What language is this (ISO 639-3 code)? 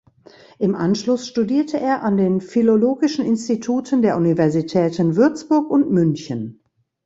deu